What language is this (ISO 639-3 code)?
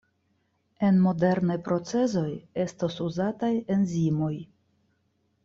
epo